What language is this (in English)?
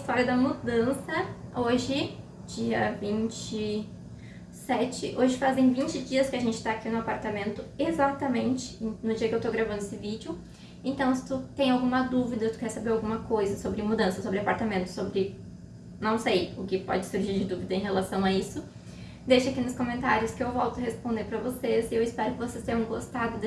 Portuguese